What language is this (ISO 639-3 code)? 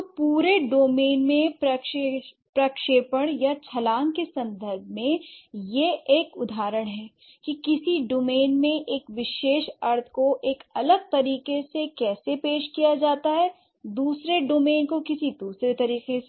hin